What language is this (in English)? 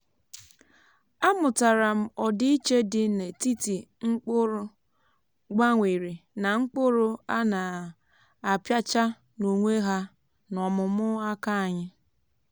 Igbo